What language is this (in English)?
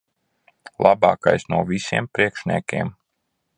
Latvian